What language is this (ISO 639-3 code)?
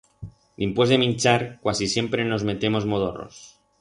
arg